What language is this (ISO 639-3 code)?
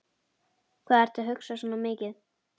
isl